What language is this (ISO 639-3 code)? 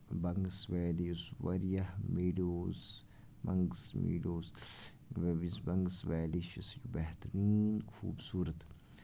kas